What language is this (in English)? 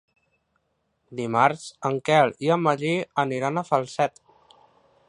Catalan